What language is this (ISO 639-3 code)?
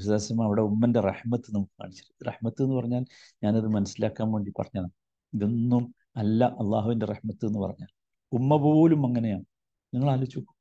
mal